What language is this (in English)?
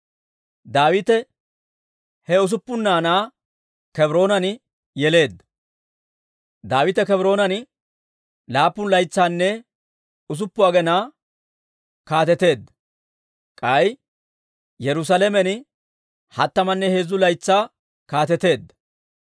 Dawro